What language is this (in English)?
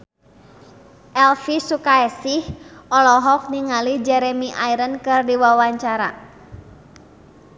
Sundanese